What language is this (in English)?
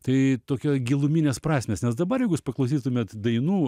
Lithuanian